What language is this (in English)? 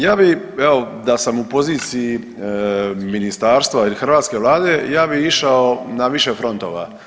Croatian